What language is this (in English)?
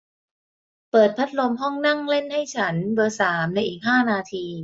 Thai